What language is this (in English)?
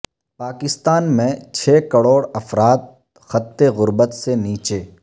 Urdu